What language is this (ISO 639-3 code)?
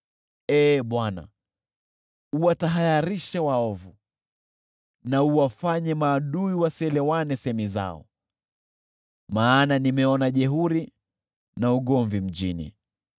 swa